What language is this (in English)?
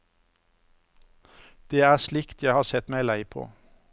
Norwegian